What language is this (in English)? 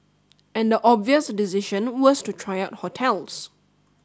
English